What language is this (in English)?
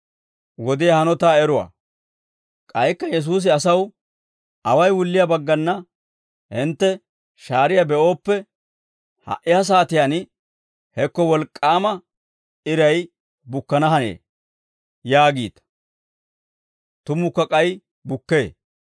Dawro